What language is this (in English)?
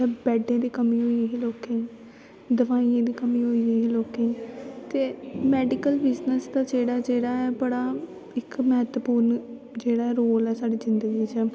Dogri